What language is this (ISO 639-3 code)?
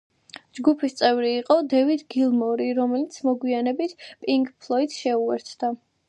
kat